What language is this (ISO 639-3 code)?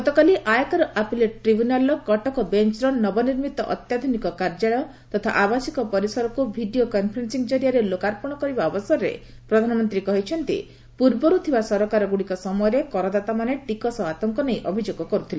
ori